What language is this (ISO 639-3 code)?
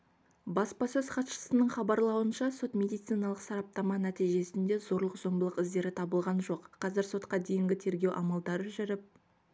kaz